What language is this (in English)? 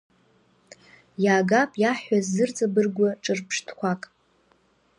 Abkhazian